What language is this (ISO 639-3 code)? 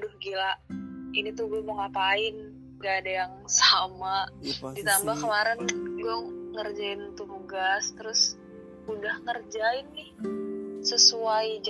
ind